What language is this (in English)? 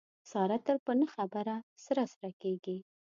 Pashto